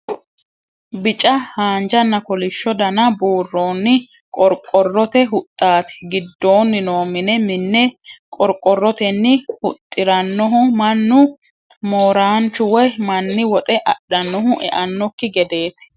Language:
Sidamo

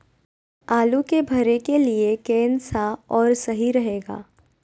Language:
Magahi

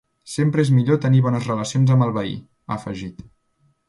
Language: Catalan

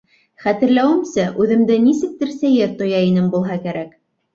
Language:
Bashkir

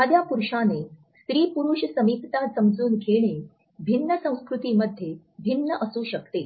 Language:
Marathi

